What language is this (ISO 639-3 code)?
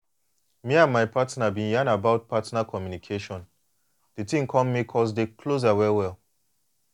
pcm